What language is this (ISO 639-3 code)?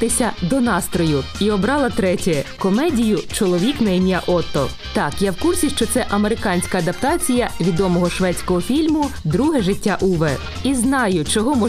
ukr